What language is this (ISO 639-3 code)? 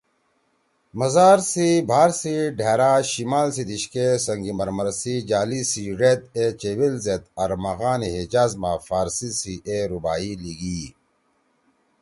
trw